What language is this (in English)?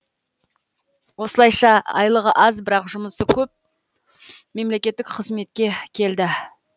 Kazakh